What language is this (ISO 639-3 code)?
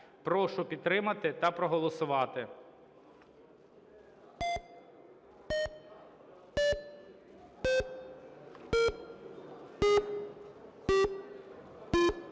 ukr